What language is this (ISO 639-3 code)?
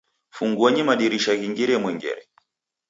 dav